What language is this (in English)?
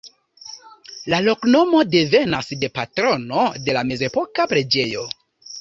Esperanto